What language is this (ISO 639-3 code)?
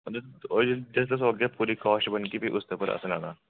doi